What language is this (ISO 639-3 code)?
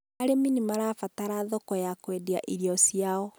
kik